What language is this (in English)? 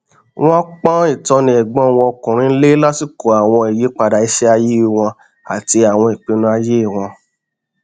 Yoruba